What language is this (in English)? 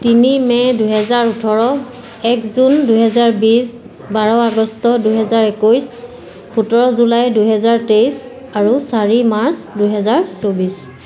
Assamese